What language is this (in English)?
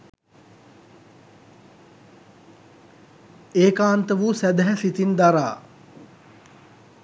Sinhala